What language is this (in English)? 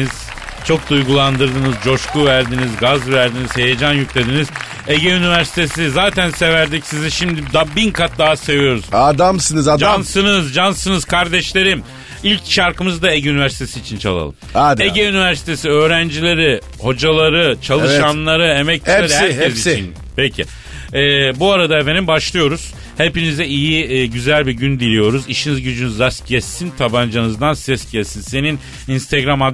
Turkish